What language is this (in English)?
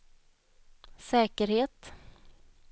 Swedish